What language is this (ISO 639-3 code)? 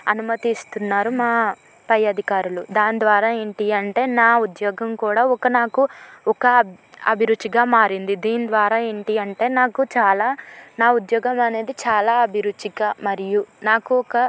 tel